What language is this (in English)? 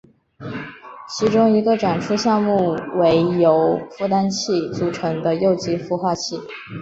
Chinese